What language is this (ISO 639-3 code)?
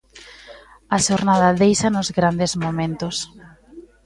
glg